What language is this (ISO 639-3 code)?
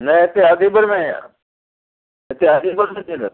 snd